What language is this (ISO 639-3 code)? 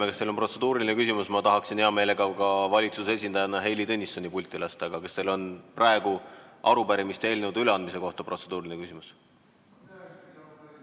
est